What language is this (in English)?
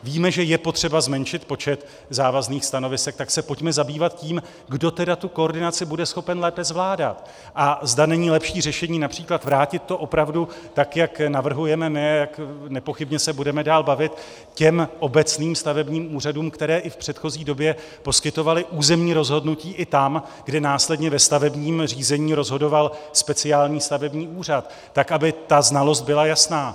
Czech